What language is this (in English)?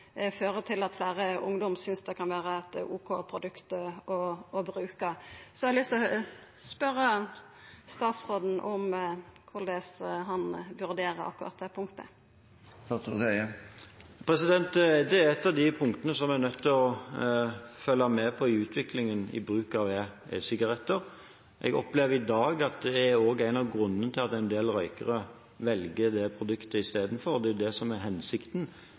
Norwegian